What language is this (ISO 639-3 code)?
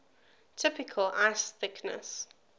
eng